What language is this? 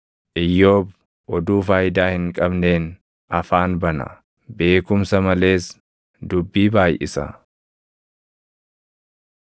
Oromo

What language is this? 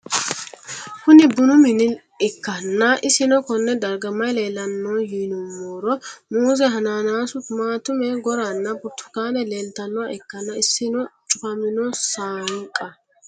Sidamo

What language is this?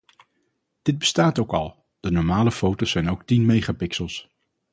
Dutch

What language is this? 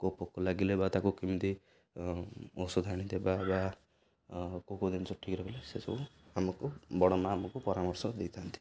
Odia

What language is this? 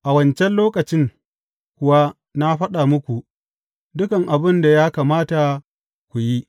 Hausa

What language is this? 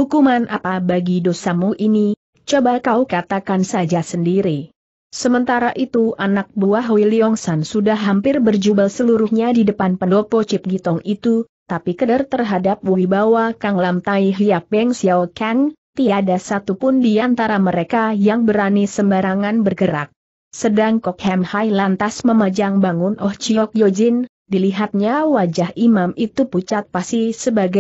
Indonesian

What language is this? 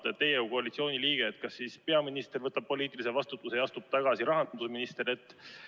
Estonian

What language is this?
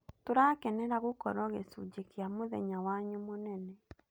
Kikuyu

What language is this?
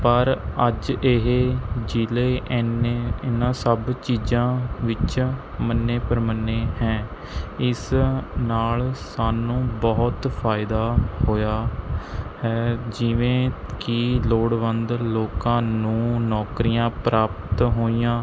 Punjabi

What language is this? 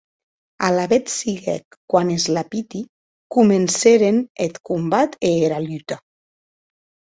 Occitan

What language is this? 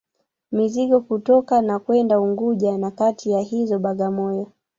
Swahili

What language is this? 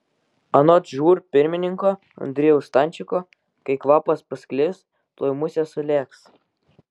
Lithuanian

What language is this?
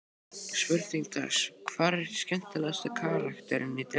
Icelandic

